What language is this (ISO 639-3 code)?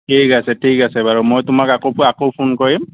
asm